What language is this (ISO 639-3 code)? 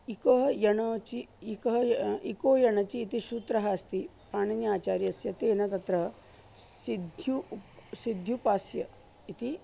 san